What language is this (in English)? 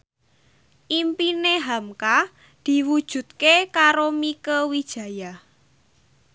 Javanese